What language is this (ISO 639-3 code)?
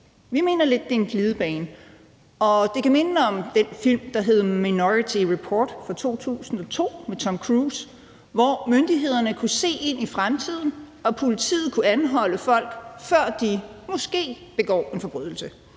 dan